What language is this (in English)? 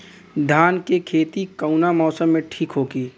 Bhojpuri